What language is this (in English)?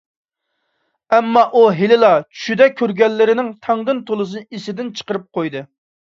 Uyghur